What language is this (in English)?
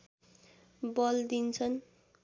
Nepali